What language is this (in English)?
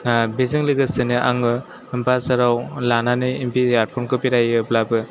Bodo